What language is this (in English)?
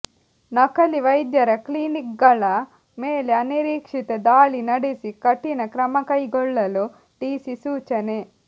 Kannada